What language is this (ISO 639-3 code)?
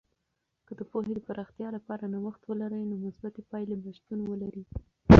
pus